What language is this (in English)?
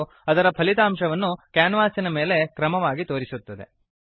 Kannada